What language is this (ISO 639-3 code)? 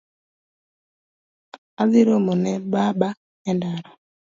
luo